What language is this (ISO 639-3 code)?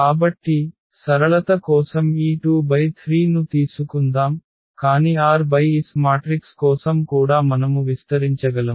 tel